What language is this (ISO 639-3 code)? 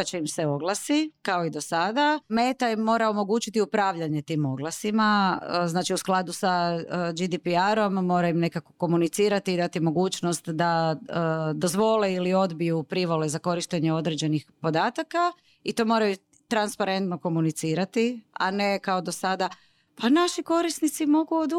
hrv